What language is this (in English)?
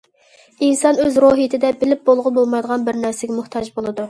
Uyghur